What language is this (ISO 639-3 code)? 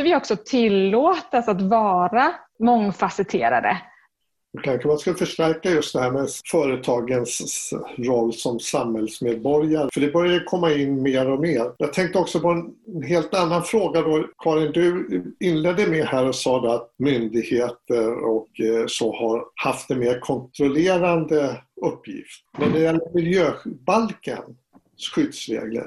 swe